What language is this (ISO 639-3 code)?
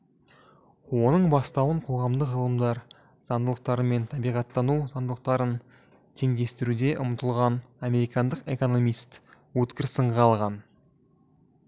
kaz